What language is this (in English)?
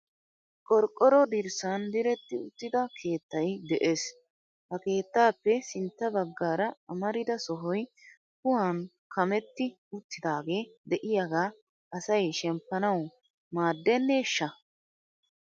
Wolaytta